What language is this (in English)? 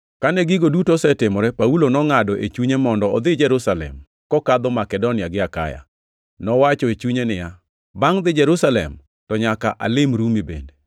Luo (Kenya and Tanzania)